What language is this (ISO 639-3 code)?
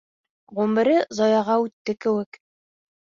bak